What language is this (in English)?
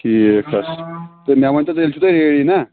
Kashmiri